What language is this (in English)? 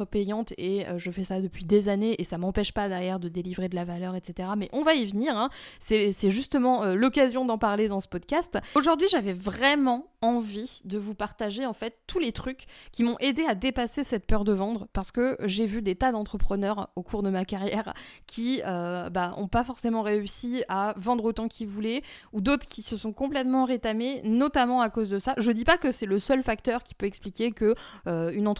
French